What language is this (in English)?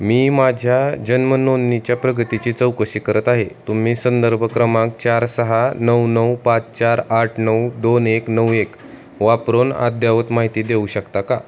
Marathi